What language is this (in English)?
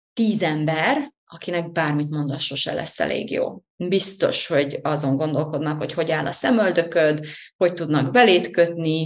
Hungarian